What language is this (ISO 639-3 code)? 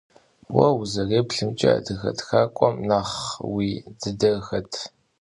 kbd